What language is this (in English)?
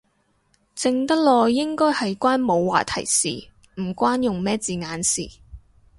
Cantonese